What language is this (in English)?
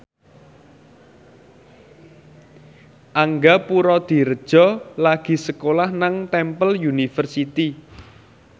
Javanese